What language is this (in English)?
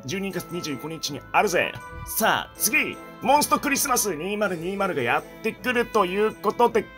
Japanese